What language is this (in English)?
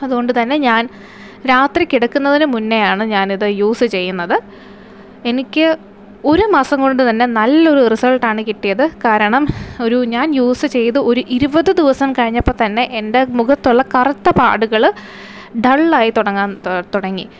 Malayalam